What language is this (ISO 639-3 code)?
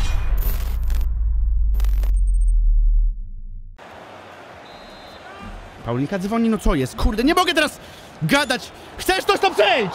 pol